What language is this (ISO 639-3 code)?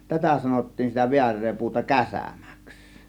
fin